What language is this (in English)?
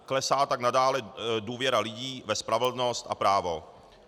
Czech